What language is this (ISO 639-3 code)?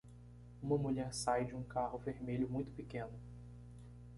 por